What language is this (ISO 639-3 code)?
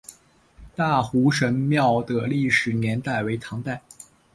zho